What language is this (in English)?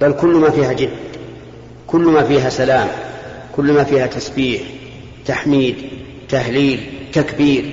Arabic